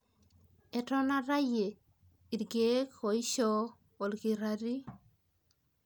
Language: Masai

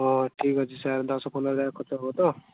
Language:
Odia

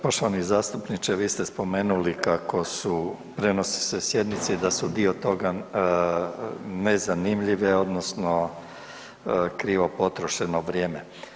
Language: Croatian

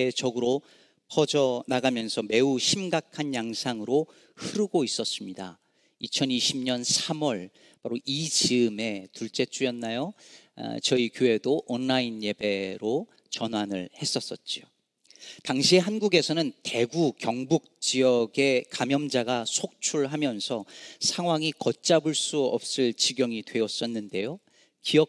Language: Korean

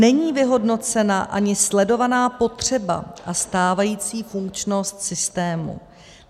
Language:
Czech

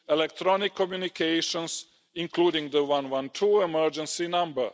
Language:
English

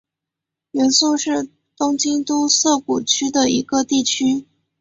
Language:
Chinese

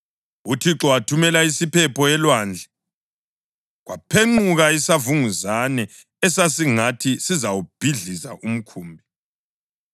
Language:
North Ndebele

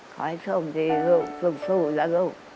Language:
Thai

